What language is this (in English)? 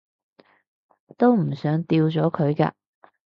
Cantonese